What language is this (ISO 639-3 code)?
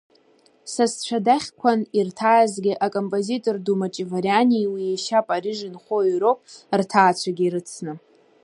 abk